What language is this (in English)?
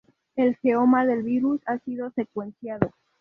Spanish